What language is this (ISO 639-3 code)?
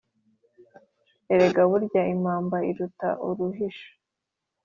kin